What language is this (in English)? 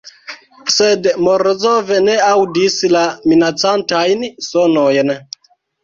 Esperanto